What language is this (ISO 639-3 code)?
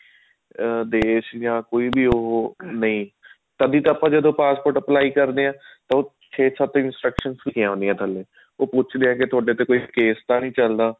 pan